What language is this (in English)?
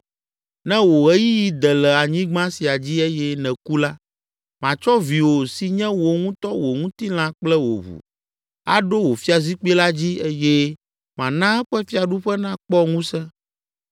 Ewe